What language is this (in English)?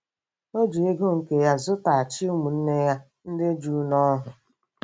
Igbo